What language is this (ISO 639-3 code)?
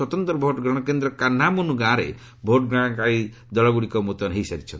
ori